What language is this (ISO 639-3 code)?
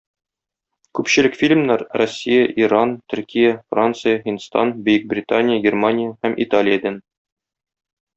tat